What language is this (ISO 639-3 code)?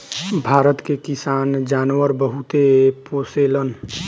bho